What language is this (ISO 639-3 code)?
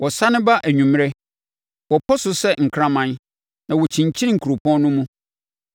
aka